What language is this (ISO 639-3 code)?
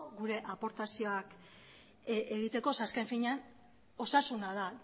eus